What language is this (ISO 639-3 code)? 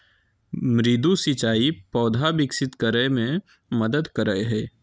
mag